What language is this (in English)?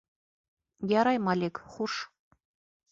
Bashkir